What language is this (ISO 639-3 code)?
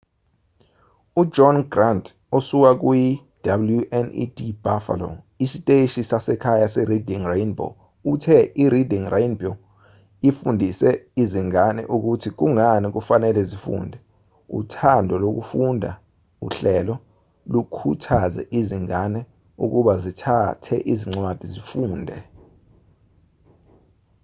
zul